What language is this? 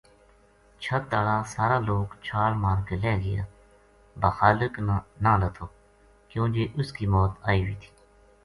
Gujari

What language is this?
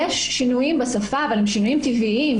Hebrew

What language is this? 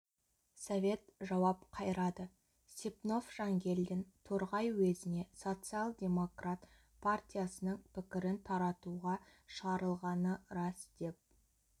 Kazakh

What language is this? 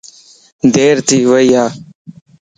Lasi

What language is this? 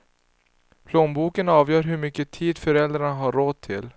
Swedish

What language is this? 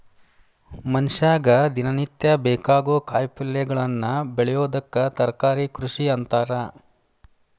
Kannada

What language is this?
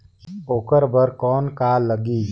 Chhattisgarhi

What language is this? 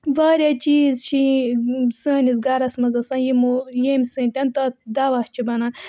Kashmiri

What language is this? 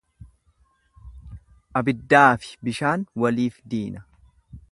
Oromo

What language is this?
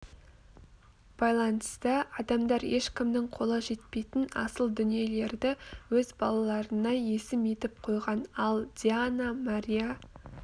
Kazakh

